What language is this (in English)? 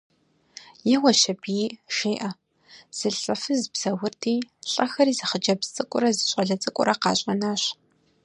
Kabardian